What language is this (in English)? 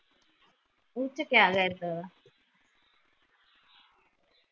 Punjabi